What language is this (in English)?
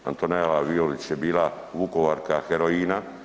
Croatian